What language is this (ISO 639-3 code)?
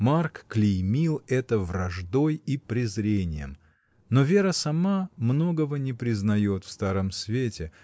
rus